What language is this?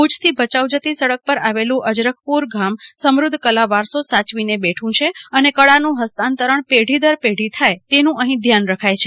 Gujarati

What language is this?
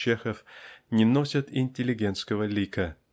Russian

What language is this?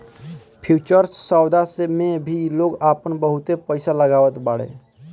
Bhojpuri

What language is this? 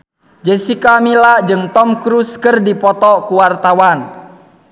Sundanese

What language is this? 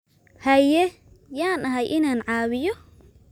Somali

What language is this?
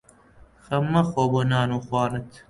Central Kurdish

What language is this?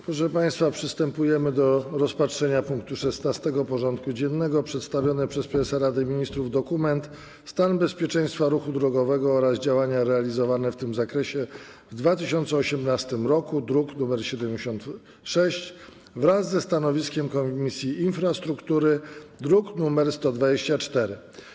Polish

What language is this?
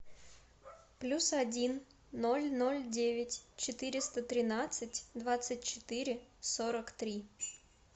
Russian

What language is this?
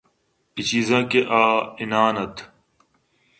Eastern Balochi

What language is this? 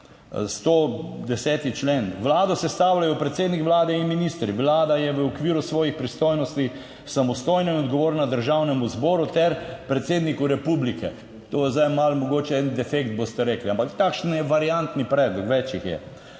Slovenian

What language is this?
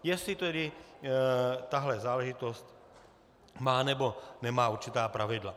Czech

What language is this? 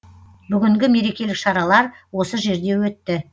Kazakh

